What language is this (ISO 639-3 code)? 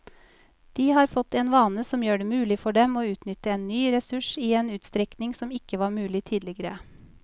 nor